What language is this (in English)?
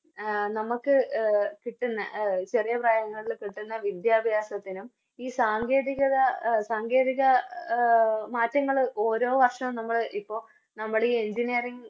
Malayalam